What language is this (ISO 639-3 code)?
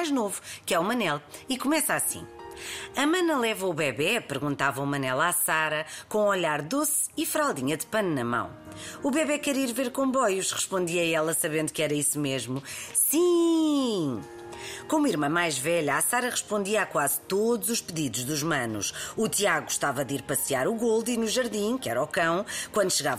por